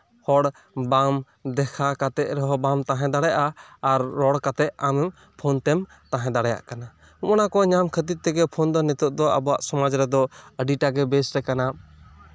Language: Santali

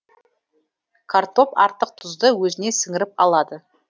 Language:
Kazakh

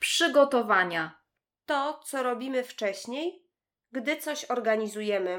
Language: Polish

